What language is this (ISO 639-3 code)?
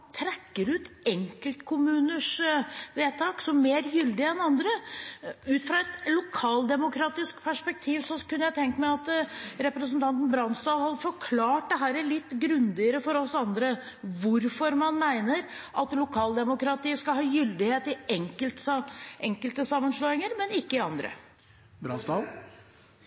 nob